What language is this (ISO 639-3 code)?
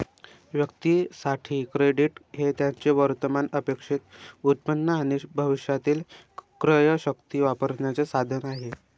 mar